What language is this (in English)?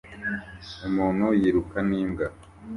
Kinyarwanda